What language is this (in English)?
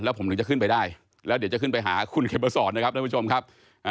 Thai